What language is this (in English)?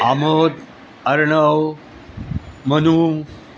Marathi